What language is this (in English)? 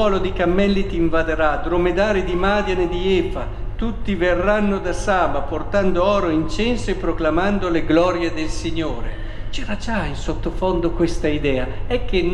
Italian